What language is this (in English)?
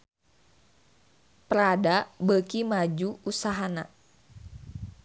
Sundanese